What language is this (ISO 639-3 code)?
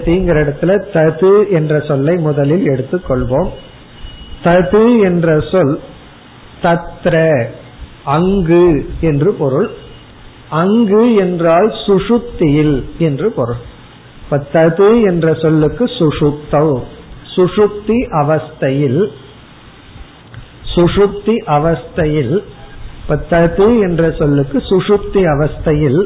tam